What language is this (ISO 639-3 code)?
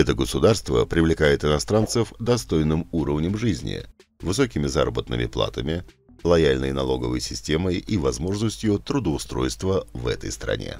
rus